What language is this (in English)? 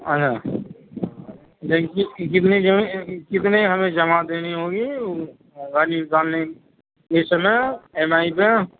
Urdu